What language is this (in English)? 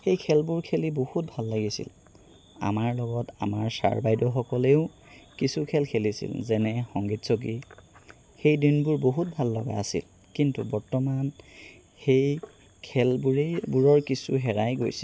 Assamese